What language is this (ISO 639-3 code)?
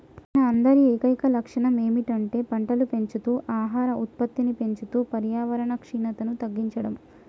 tel